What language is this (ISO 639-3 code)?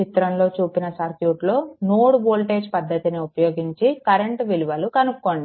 tel